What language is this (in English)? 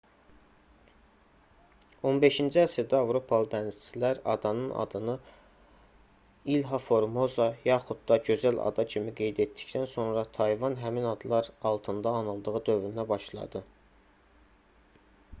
Azerbaijani